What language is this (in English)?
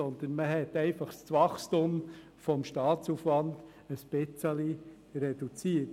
Swiss German